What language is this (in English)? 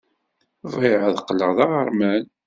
Kabyle